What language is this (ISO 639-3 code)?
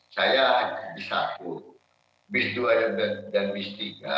ind